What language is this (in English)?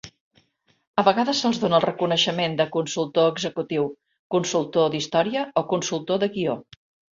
Catalan